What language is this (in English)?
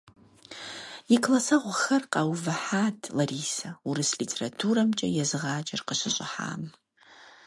Kabardian